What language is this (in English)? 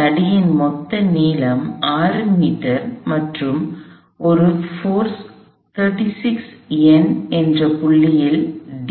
Tamil